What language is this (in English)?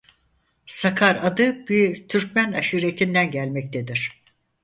Turkish